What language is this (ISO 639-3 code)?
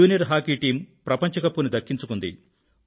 tel